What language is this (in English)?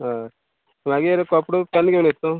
Konkani